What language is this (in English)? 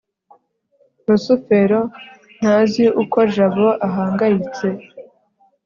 Kinyarwanda